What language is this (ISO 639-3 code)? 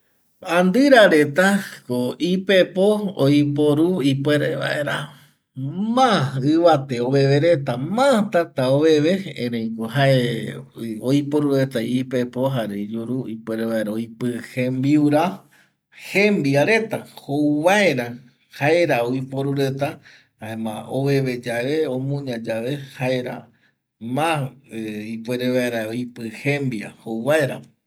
gui